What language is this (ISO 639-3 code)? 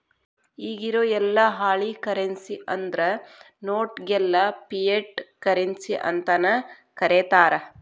kan